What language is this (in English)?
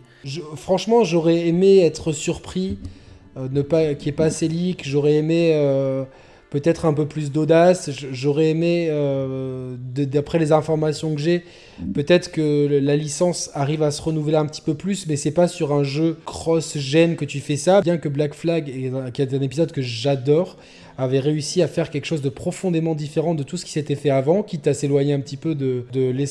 French